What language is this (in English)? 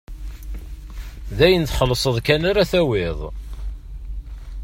Kabyle